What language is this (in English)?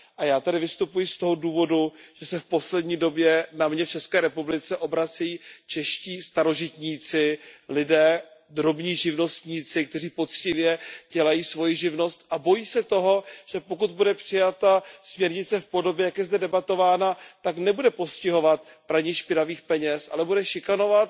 Czech